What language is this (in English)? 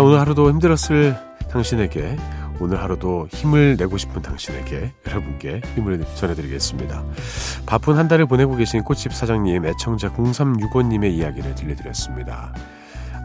Korean